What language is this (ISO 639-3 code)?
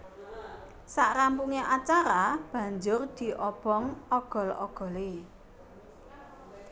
jav